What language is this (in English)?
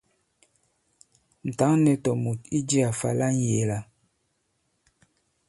Bankon